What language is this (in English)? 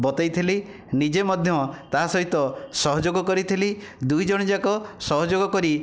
Odia